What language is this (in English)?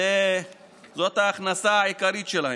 Hebrew